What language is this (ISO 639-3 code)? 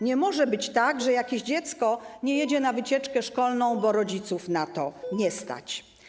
pol